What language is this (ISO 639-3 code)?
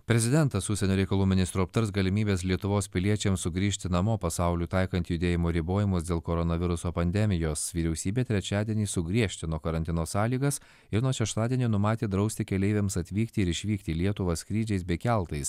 lit